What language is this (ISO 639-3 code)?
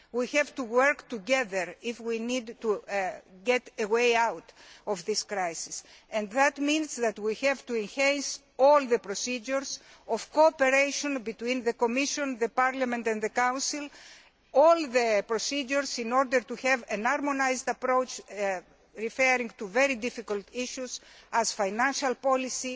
eng